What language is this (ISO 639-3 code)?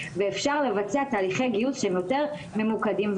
heb